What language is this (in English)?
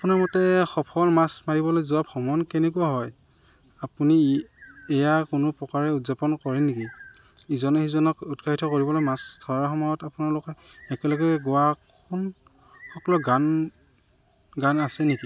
Assamese